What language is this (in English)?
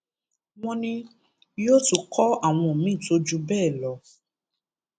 Yoruba